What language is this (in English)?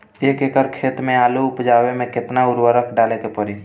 Bhojpuri